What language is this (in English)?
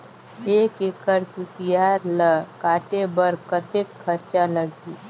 Chhattisgarhi